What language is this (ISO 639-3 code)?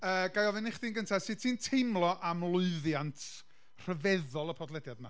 cym